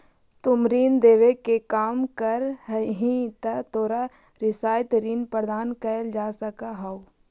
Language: Magahi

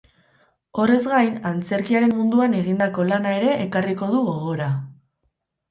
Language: Basque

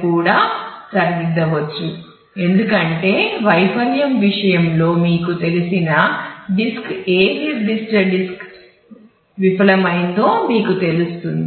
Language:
Telugu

